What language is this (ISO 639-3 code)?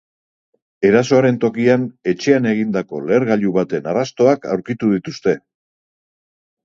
eus